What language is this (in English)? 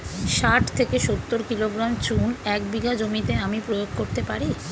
Bangla